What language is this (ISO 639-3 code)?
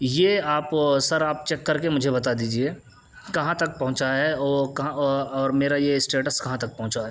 urd